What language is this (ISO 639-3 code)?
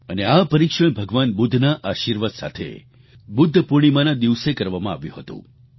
guj